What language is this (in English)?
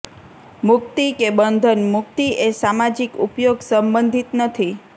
Gujarati